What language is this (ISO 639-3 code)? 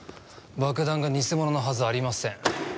jpn